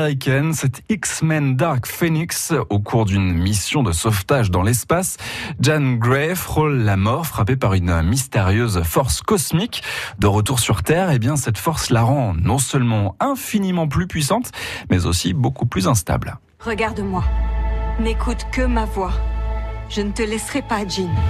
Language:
French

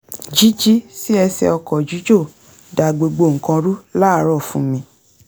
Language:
Yoruba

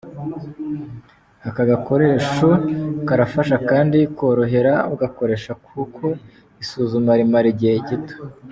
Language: Kinyarwanda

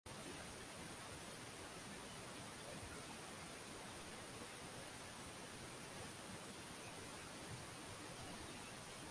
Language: Swahili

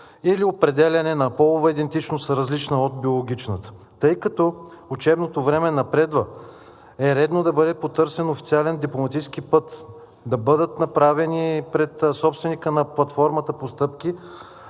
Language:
Bulgarian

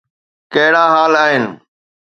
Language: Sindhi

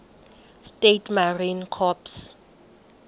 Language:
Xhosa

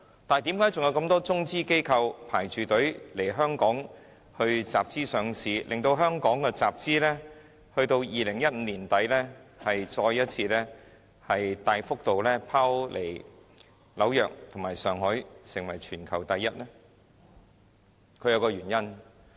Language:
Cantonese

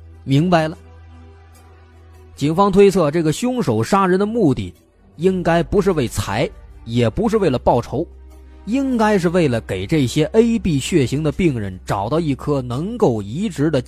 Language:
Chinese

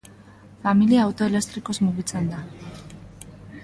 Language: Basque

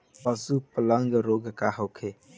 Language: Bhojpuri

